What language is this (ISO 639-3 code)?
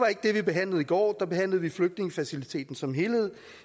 dan